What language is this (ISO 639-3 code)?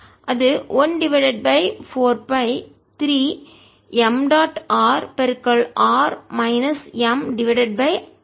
tam